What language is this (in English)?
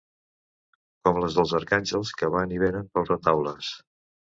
Catalan